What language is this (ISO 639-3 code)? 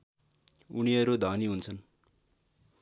nep